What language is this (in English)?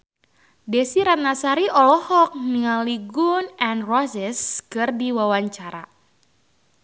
Sundanese